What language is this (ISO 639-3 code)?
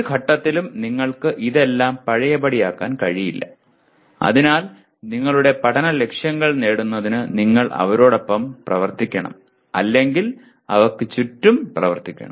mal